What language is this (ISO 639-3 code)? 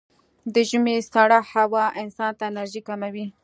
pus